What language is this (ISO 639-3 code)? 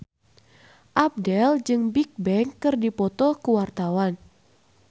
sun